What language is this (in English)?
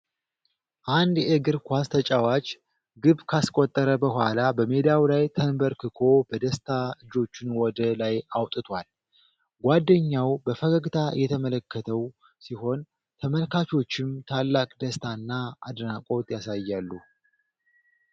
Amharic